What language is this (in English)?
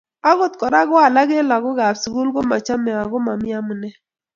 Kalenjin